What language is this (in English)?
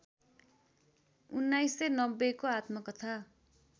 Nepali